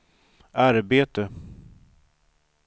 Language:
Swedish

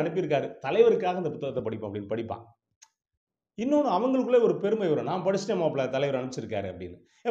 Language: Tamil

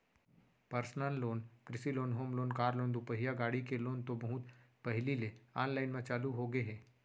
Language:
Chhattisgarhi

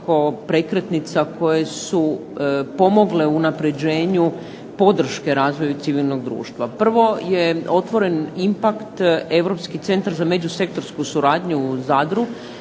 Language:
Croatian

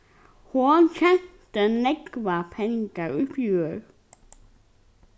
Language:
Faroese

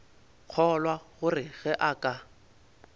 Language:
Northern Sotho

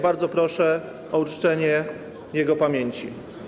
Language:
Polish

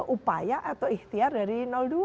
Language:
Indonesian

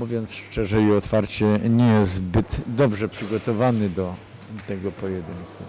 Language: Polish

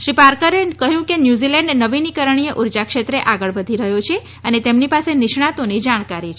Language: Gujarati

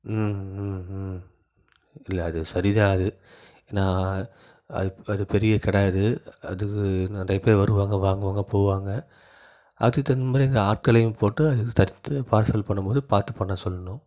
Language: Tamil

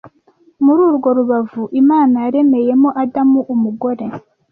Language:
Kinyarwanda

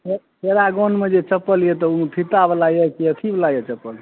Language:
Maithili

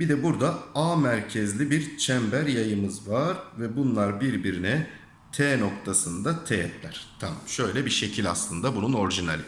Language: Turkish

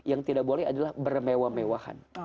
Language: Indonesian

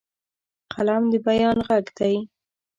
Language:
Pashto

